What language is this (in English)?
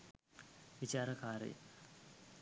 Sinhala